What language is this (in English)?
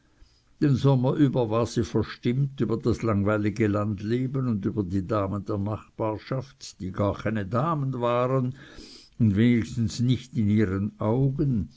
German